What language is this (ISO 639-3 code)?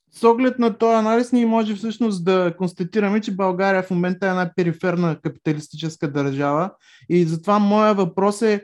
bul